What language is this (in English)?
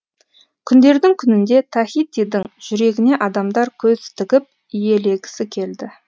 Kazakh